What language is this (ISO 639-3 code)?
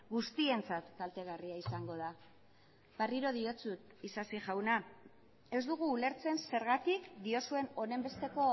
eus